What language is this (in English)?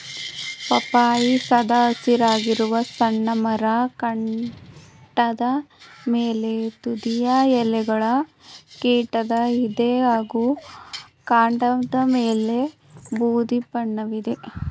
Kannada